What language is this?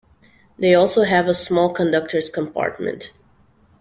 English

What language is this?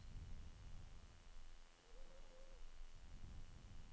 Norwegian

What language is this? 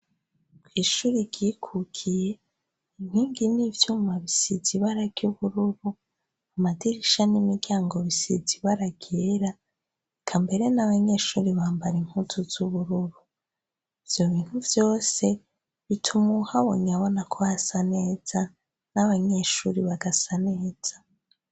Rundi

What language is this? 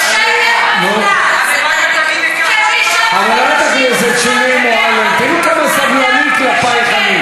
Hebrew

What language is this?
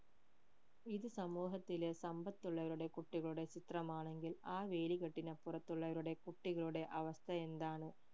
Malayalam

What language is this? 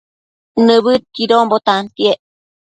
Matsés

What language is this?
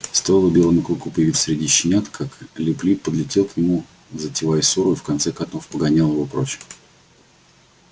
Russian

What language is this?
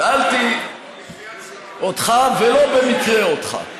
Hebrew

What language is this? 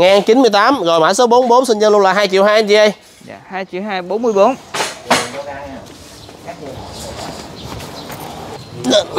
Vietnamese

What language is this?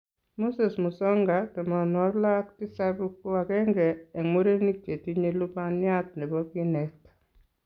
Kalenjin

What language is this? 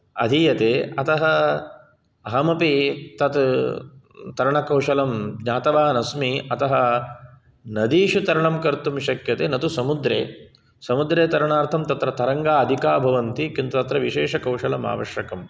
Sanskrit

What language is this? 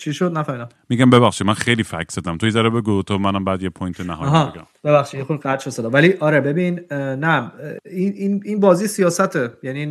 Persian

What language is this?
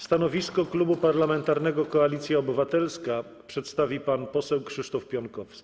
Polish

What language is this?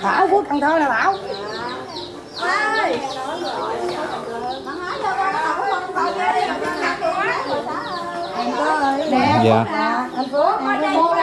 Vietnamese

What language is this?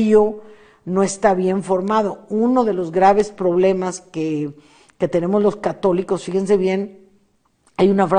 Spanish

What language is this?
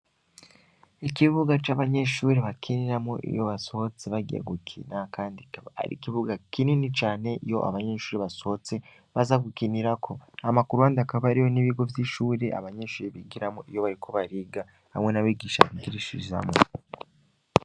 Rundi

